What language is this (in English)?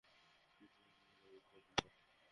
Bangla